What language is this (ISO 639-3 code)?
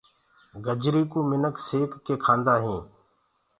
ggg